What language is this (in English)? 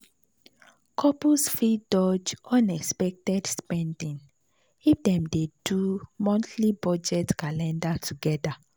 Nigerian Pidgin